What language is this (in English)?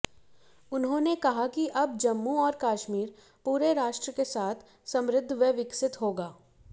Hindi